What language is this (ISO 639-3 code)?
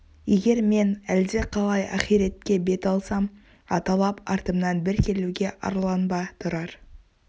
kaz